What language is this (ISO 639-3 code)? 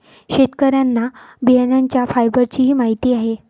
mar